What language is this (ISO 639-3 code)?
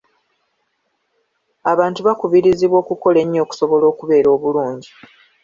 lug